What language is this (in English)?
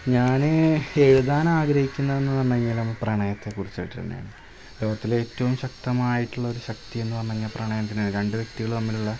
Malayalam